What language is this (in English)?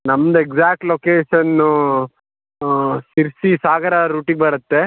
Kannada